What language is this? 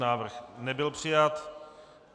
Czech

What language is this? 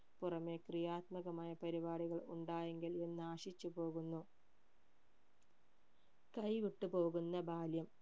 Malayalam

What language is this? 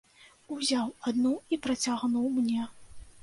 Belarusian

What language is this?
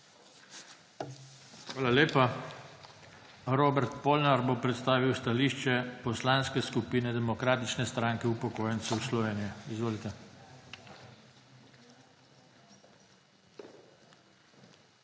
Slovenian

